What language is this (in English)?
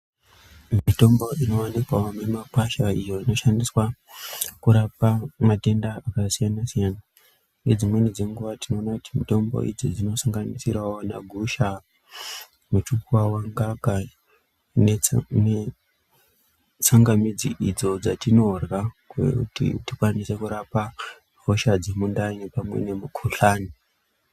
Ndau